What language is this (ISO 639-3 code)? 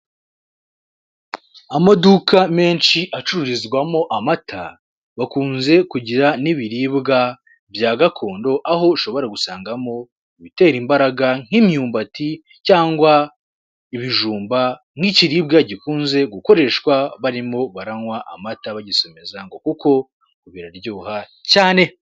kin